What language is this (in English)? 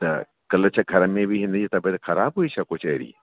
Sindhi